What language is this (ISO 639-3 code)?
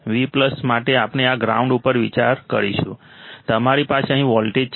guj